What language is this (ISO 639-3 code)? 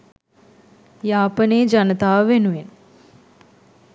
sin